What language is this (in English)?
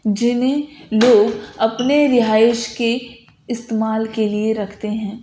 Urdu